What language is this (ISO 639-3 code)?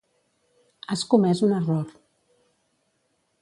cat